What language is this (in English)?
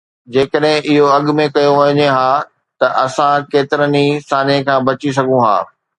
Sindhi